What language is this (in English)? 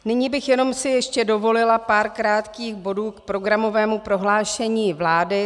Czech